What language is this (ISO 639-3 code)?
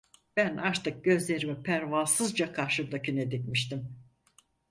tur